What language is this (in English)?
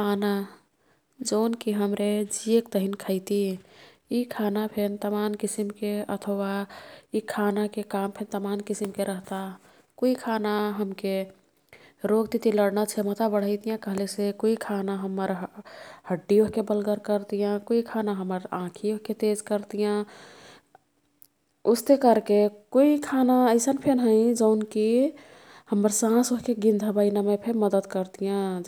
Kathoriya Tharu